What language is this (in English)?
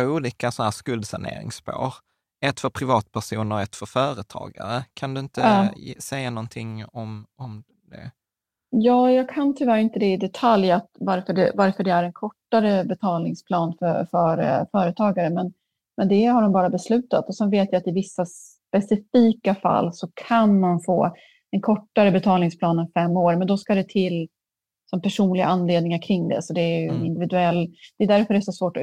Swedish